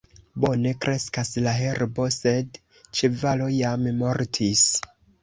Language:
Esperanto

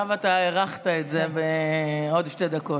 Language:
Hebrew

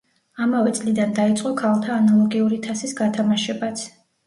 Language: Georgian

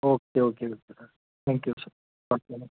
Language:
Kashmiri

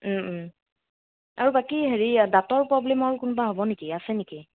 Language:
Assamese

